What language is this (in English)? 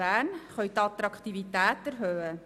Swiss German